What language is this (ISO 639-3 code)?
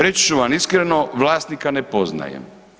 hrv